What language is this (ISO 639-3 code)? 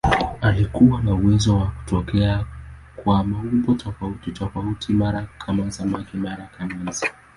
swa